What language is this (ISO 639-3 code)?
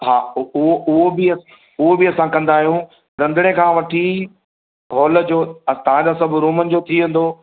snd